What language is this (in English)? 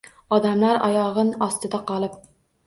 Uzbek